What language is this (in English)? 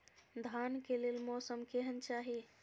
Maithili